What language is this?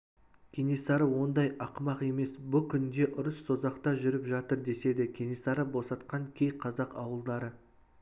Kazakh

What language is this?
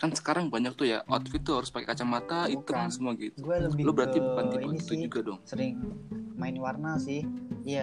Indonesian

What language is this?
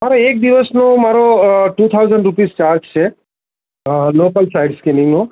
Gujarati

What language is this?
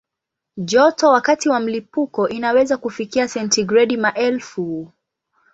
Swahili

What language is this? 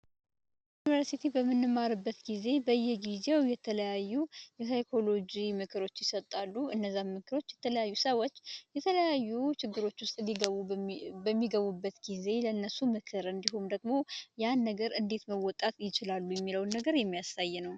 Amharic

